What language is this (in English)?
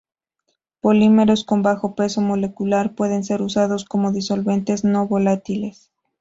Spanish